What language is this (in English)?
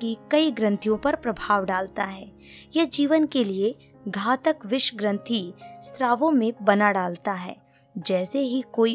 Hindi